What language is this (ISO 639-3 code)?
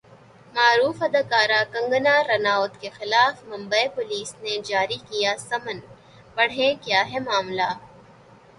urd